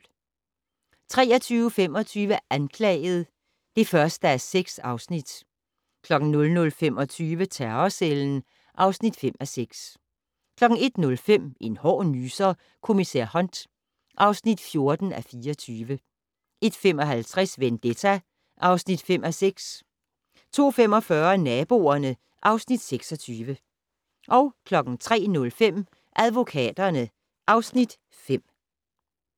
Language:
Danish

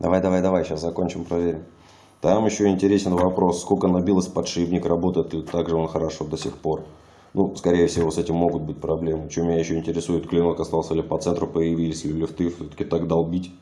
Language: Russian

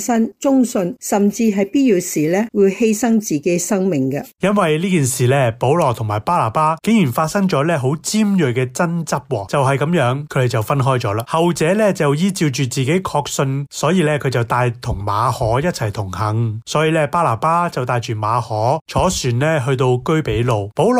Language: Chinese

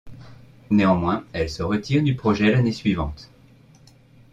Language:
French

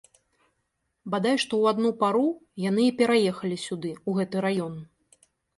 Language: Belarusian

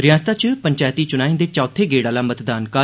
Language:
Dogri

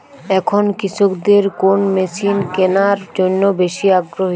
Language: Bangla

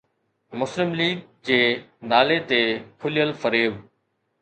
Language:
Sindhi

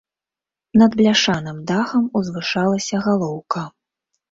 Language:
Belarusian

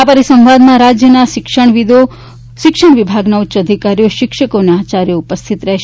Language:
Gujarati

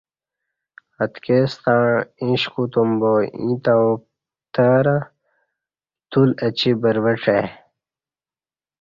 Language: Kati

